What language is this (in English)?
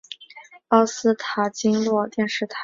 Chinese